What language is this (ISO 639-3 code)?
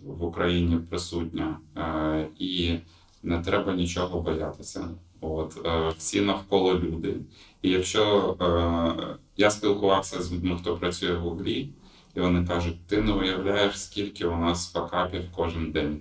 ukr